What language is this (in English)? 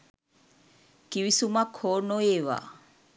Sinhala